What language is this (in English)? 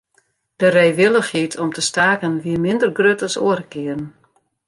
Western Frisian